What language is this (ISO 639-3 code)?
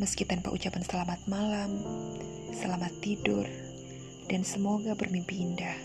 msa